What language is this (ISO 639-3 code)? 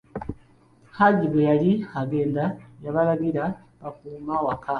lug